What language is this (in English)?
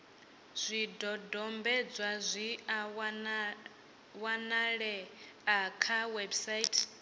Venda